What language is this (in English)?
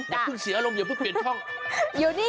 Thai